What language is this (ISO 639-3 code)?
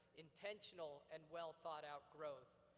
eng